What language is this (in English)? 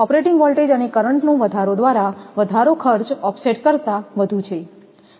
Gujarati